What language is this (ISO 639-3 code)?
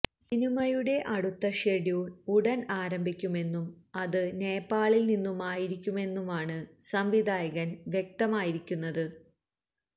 mal